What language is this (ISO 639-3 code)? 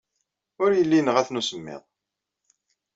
kab